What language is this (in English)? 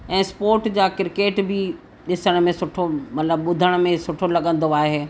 Sindhi